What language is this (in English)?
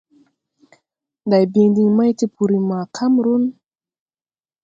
Tupuri